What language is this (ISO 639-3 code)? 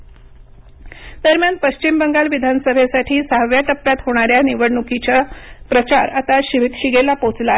mar